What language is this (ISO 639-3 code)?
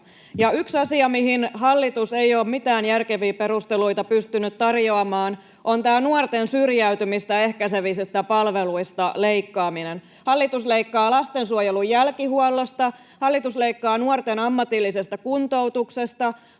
fin